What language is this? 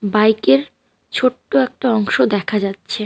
Bangla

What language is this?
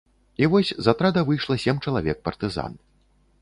Belarusian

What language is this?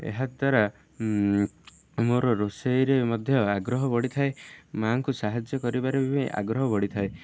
Odia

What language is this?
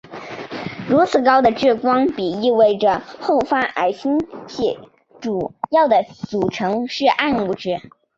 Chinese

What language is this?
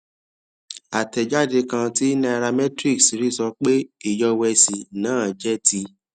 Yoruba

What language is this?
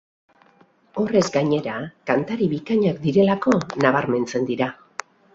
Basque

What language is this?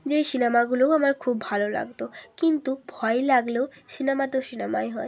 Bangla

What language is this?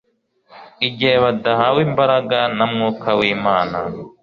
Kinyarwanda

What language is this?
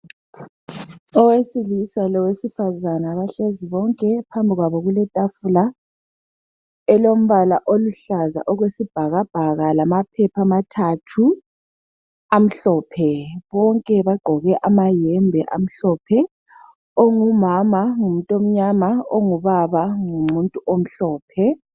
North Ndebele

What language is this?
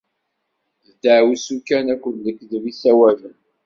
Kabyle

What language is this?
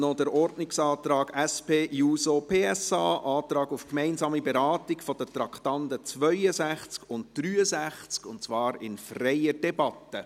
Swiss German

